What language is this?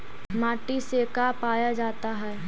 Magahi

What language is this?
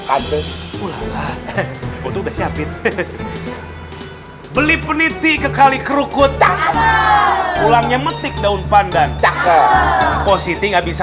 Indonesian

